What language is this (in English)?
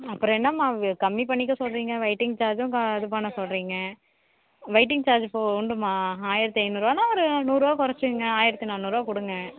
Tamil